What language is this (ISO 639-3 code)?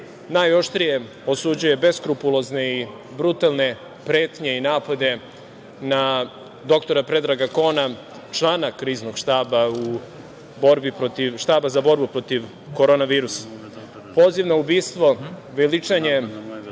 srp